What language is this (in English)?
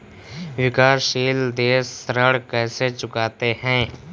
Hindi